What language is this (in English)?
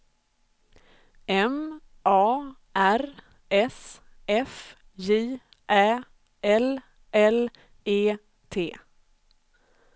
Swedish